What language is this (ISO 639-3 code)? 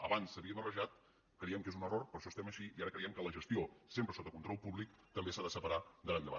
cat